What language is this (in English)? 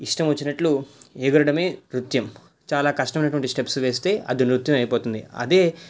Telugu